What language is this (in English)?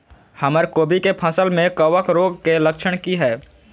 Maithili